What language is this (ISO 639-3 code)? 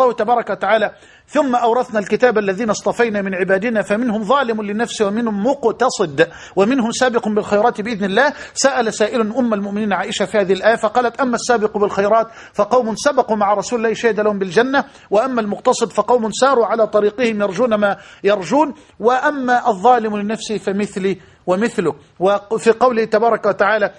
ara